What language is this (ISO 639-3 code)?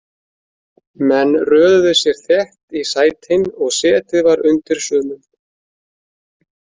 isl